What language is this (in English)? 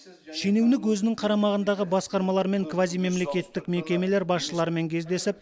Kazakh